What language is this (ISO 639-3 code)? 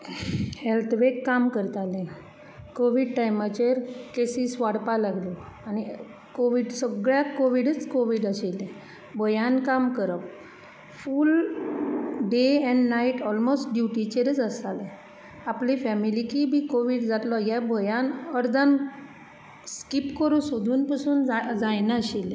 kok